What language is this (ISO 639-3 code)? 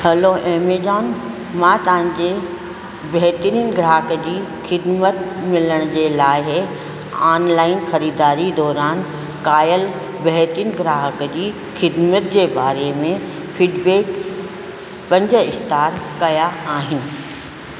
snd